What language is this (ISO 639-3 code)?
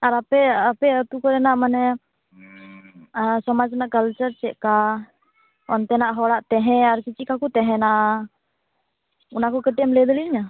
sat